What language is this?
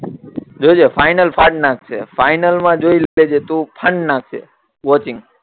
Gujarati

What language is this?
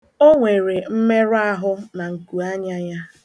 Igbo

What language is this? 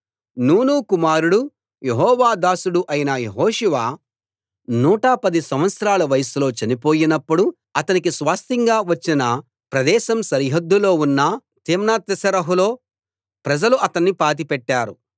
Telugu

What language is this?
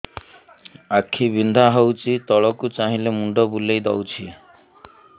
Odia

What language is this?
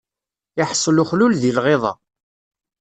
Kabyle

